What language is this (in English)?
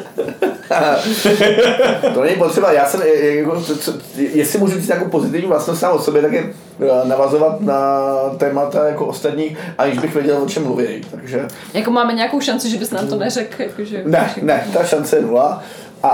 Czech